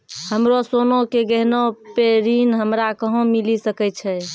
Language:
Maithili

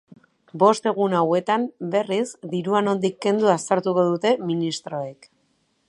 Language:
Basque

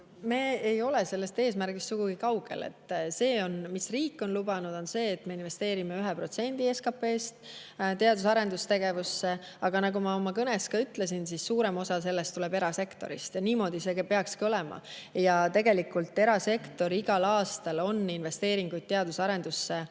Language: Estonian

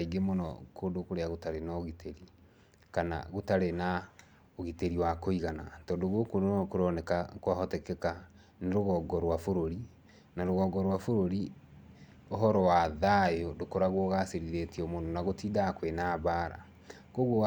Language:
Kikuyu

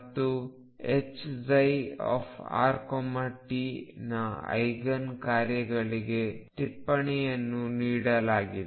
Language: Kannada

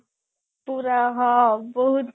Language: Odia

